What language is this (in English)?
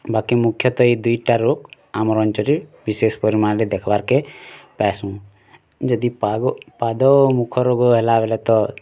Odia